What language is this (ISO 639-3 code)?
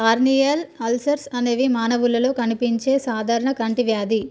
tel